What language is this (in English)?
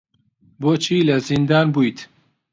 Central Kurdish